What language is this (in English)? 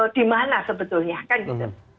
Indonesian